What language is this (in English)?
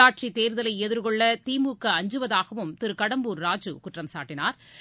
Tamil